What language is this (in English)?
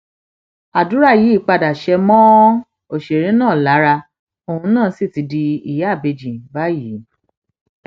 Yoruba